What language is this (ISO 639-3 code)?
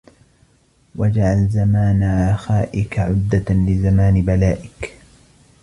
ara